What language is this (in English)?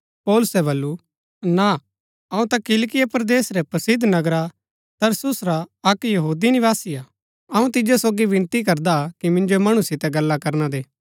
Gaddi